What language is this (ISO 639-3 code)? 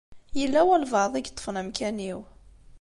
kab